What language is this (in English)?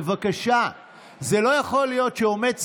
Hebrew